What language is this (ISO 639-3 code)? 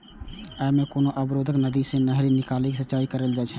mai